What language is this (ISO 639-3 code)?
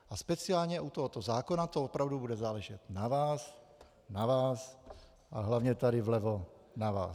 ces